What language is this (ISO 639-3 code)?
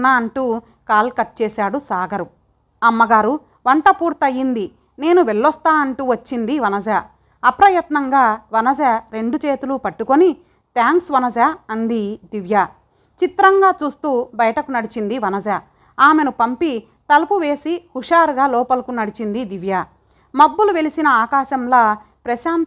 tel